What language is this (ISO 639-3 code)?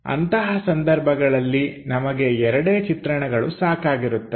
kan